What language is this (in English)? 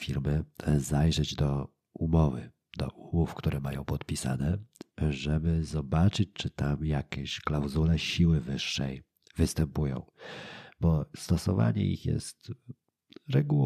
Polish